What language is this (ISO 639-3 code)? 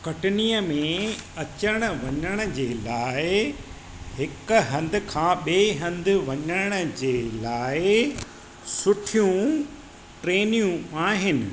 snd